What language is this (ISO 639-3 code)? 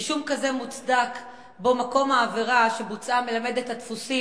heb